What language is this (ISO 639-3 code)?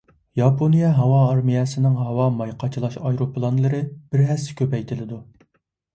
uig